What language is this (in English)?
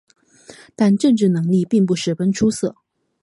Chinese